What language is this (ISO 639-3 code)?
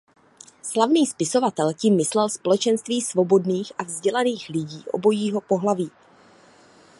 ces